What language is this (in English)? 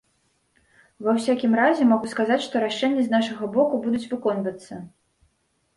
Belarusian